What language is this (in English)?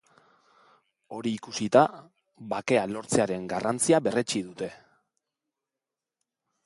Basque